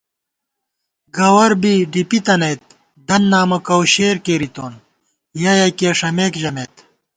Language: Gawar-Bati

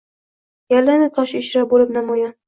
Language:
Uzbek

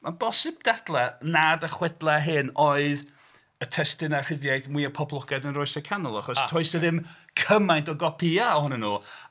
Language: Welsh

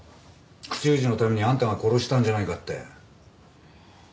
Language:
Japanese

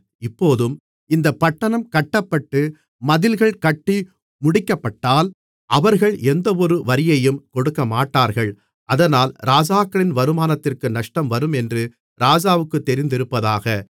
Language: Tamil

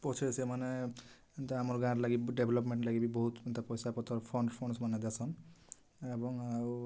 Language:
Odia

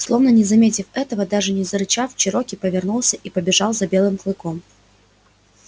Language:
Russian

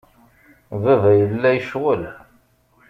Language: Kabyle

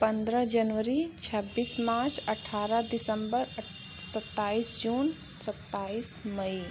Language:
Hindi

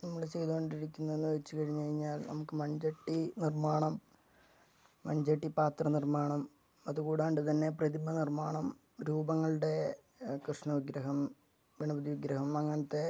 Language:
Malayalam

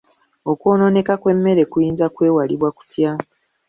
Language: Ganda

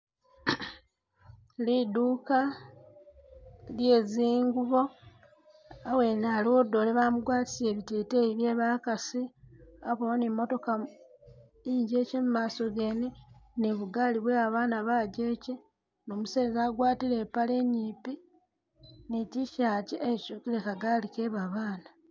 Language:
Masaaba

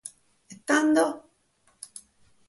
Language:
Sardinian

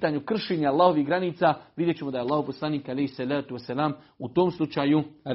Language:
Croatian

